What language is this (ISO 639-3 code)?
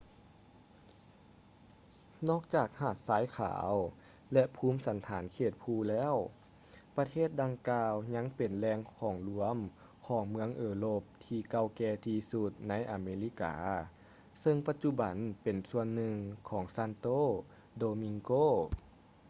lao